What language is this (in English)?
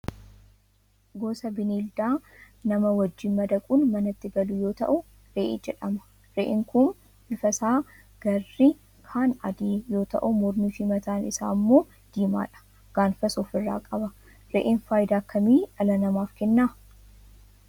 Oromo